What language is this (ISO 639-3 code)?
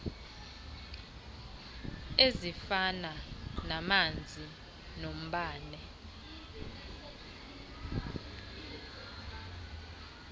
xho